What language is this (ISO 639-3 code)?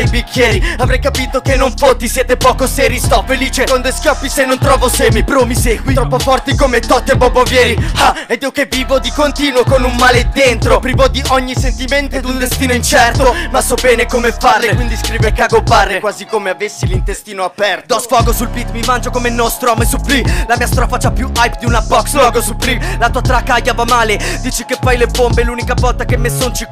ita